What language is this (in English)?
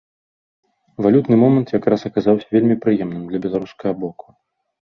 Belarusian